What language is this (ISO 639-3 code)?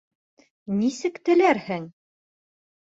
bak